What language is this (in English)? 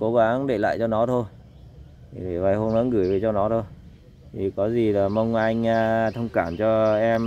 Vietnamese